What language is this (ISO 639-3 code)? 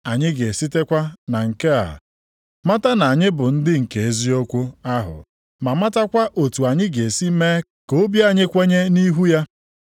ibo